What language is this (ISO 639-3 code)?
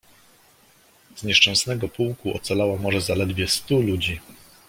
pol